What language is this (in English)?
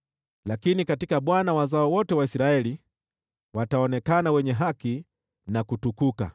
Swahili